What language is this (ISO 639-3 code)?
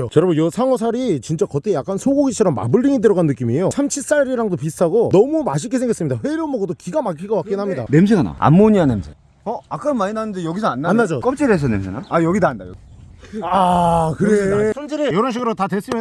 kor